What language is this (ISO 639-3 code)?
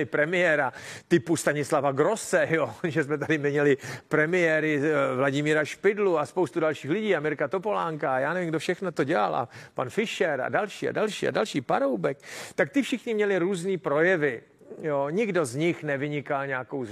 ces